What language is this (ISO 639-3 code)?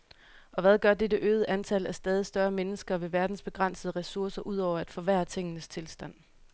dan